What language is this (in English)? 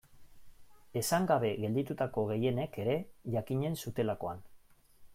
Basque